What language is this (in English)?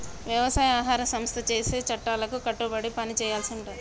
Telugu